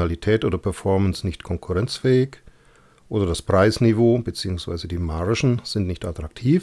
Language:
German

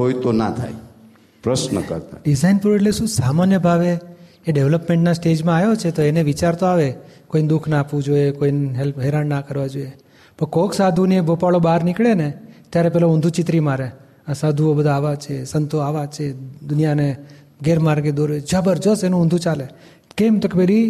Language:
Gujarati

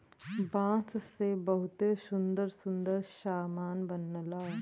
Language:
Bhojpuri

